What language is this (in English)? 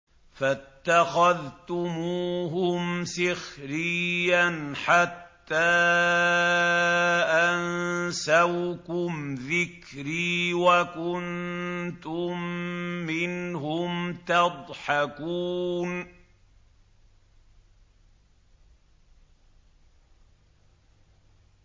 Arabic